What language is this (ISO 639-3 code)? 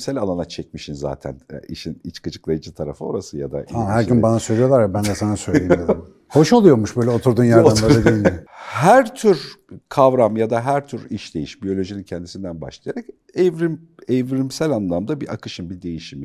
tur